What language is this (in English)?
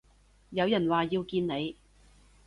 Cantonese